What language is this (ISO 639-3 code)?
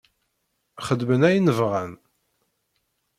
kab